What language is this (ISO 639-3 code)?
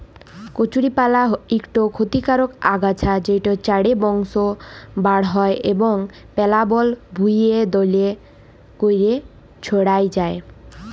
ben